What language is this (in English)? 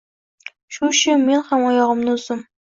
Uzbek